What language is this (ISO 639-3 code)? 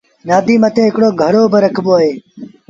sbn